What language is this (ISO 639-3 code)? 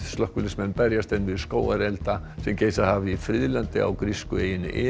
isl